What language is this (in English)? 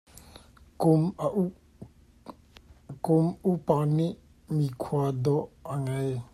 Hakha Chin